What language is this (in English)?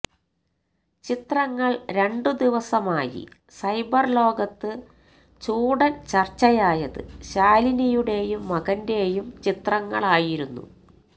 Malayalam